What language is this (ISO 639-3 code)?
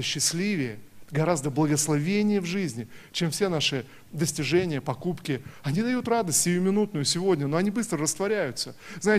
rus